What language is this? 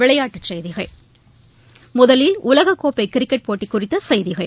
Tamil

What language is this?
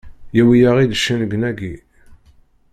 Kabyle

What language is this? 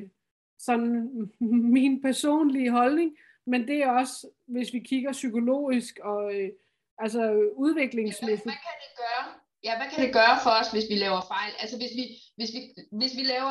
Danish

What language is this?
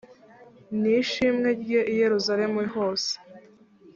Kinyarwanda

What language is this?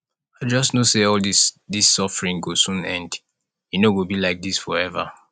Nigerian Pidgin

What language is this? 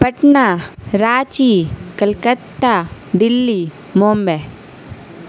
Urdu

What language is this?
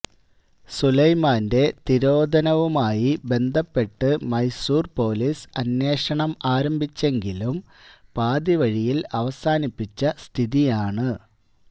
Malayalam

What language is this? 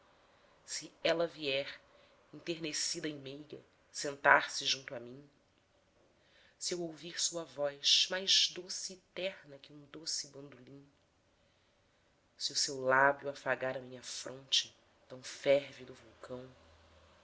Portuguese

